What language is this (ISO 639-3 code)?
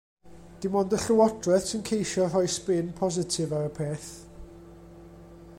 cym